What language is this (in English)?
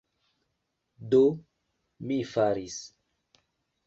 Esperanto